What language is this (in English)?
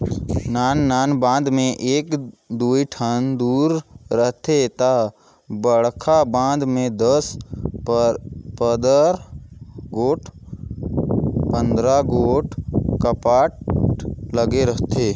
Chhattisgarhi